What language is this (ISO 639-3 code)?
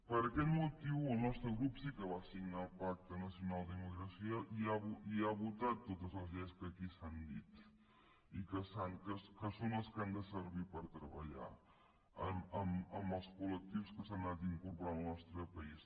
cat